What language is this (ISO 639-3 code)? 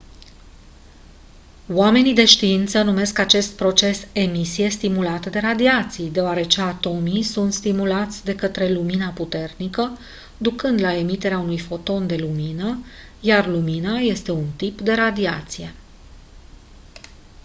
ron